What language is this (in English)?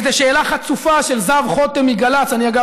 Hebrew